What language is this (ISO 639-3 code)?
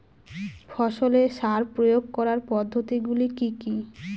ben